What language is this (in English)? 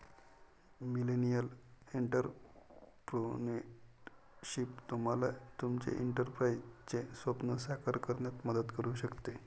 Marathi